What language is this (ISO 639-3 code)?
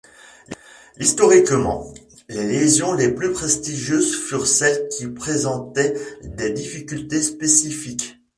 fra